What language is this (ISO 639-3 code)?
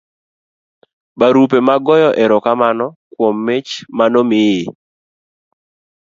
luo